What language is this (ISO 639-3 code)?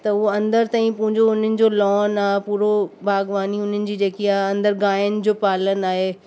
snd